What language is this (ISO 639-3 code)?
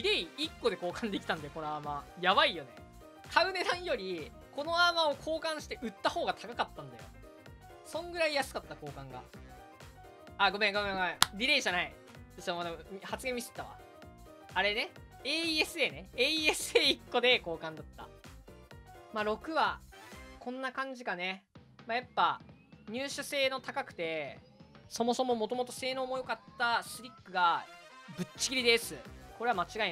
jpn